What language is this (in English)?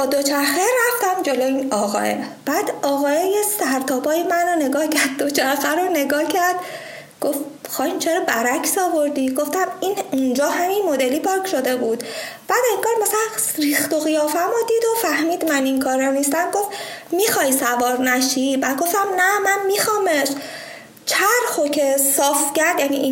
Persian